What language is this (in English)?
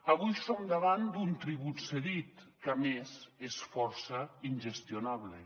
Catalan